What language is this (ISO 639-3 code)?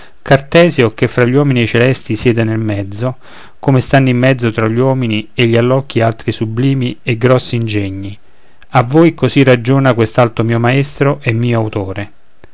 ita